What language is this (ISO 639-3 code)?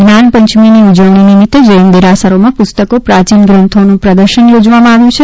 guj